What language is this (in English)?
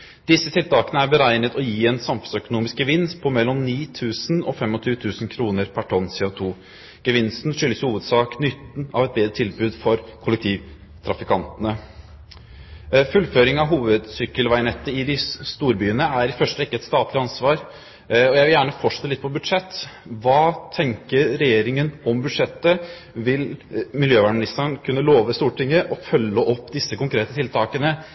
Norwegian Bokmål